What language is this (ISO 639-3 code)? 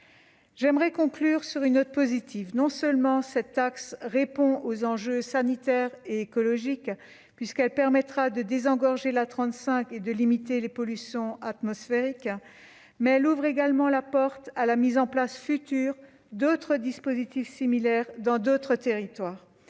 fra